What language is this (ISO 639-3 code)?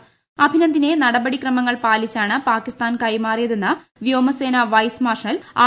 mal